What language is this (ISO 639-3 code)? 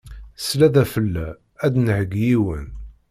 kab